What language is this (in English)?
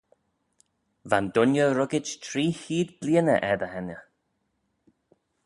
Manx